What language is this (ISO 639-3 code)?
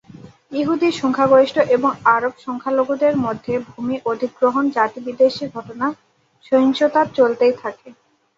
ben